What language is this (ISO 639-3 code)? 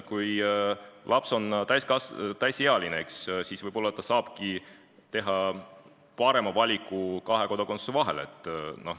est